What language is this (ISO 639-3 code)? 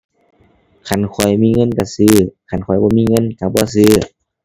tha